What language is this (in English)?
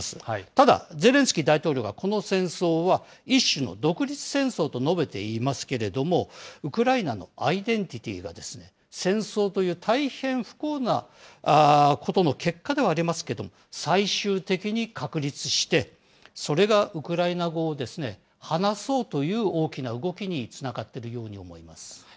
Japanese